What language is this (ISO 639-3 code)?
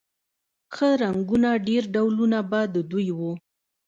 pus